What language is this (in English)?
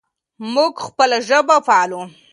Pashto